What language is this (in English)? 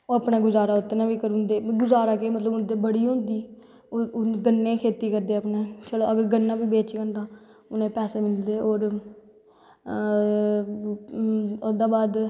Dogri